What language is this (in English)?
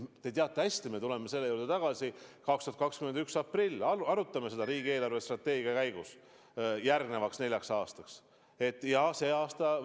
Estonian